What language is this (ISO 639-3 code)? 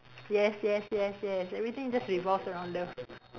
eng